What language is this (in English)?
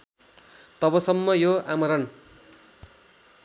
Nepali